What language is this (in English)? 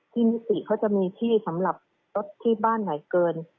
Thai